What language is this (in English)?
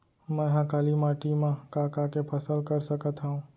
Chhattisgarhi